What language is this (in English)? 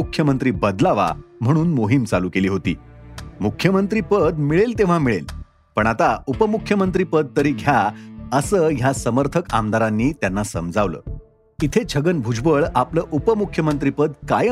Marathi